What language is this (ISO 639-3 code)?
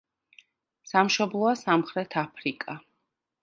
kat